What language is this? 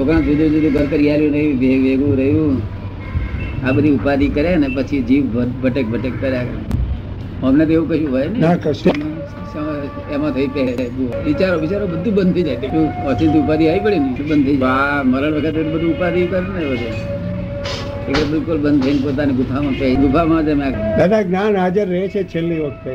Gujarati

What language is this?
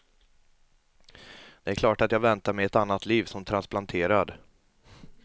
Swedish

